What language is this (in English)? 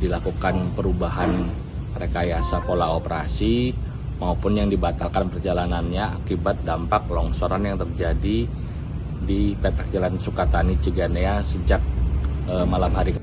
Indonesian